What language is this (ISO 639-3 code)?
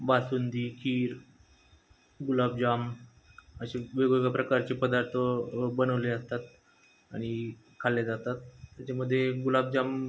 mar